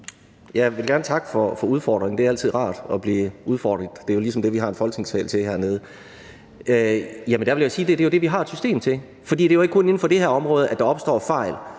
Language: Danish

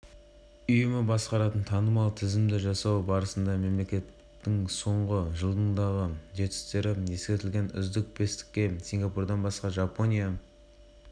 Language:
Kazakh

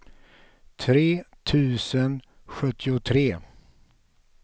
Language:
Swedish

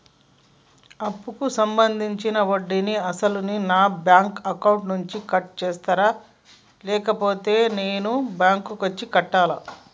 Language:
Telugu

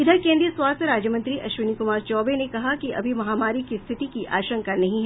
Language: Hindi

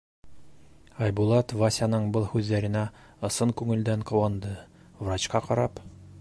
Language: Bashkir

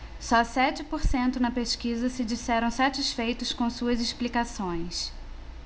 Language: Portuguese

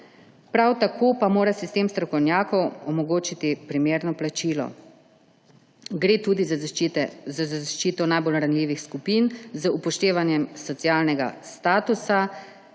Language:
Slovenian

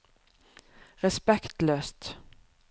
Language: Norwegian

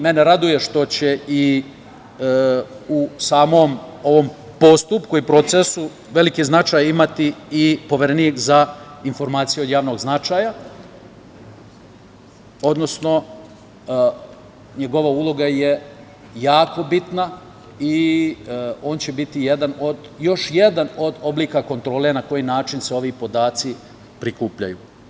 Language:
Serbian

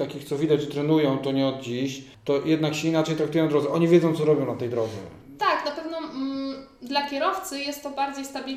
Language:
Polish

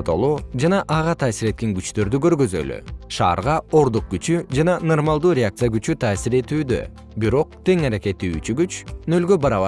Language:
Kyrgyz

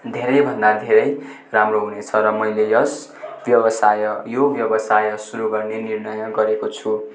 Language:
Nepali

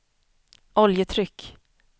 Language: Swedish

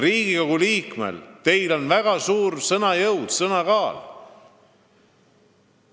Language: Estonian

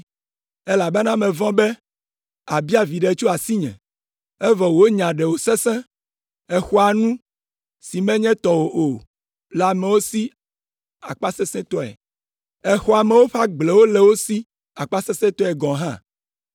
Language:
Ewe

